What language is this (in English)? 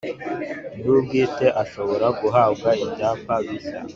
Kinyarwanda